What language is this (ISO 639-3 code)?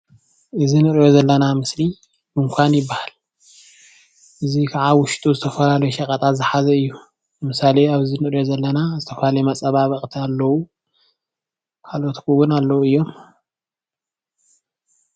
tir